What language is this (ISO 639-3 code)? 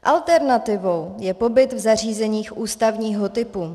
ces